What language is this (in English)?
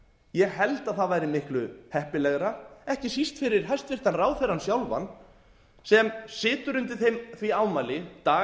Icelandic